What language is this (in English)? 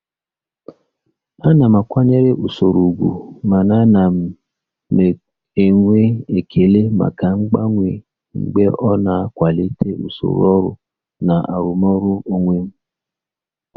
Igbo